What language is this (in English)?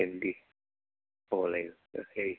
Assamese